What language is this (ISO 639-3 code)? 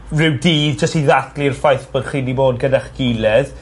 cym